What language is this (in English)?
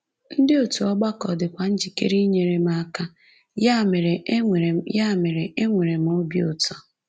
Igbo